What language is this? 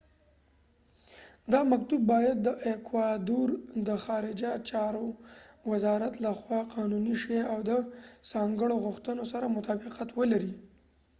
Pashto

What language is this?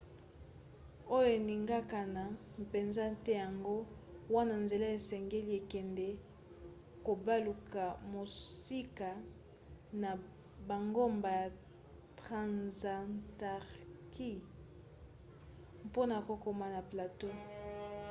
Lingala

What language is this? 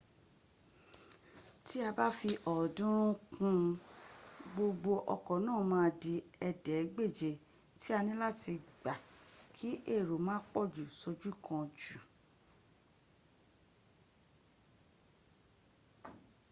Yoruba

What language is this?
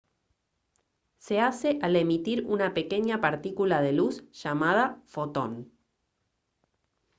Spanish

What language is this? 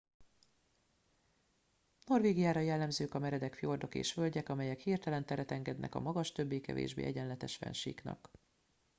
Hungarian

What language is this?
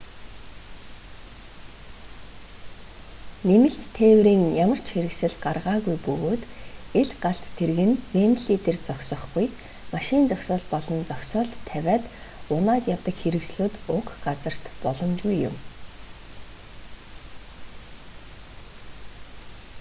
Mongolian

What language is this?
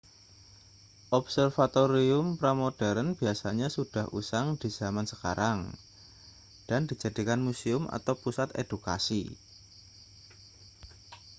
Indonesian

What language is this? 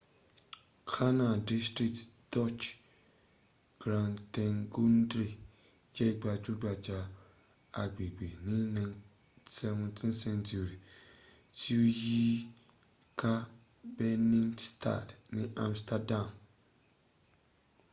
Yoruba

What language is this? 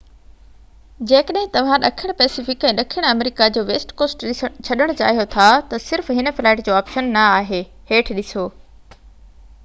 Sindhi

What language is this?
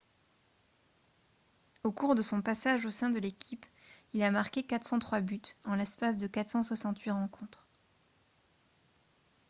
French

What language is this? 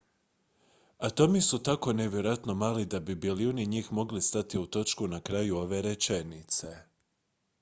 Croatian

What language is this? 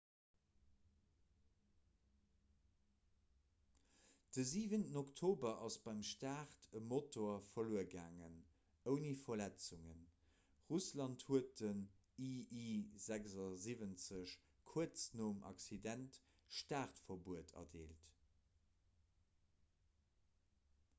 Luxembourgish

